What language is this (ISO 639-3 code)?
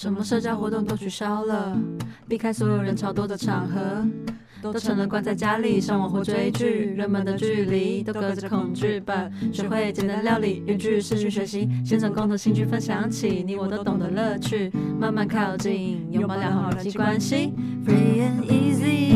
zho